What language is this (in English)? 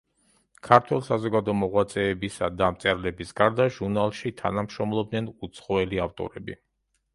Georgian